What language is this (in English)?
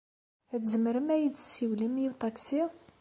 Kabyle